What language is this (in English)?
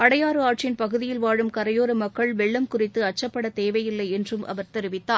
Tamil